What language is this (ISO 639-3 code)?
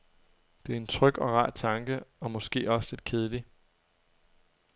dan